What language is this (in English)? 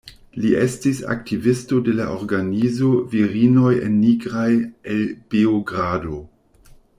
Esperanto